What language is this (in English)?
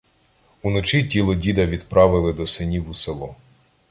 Ukrainian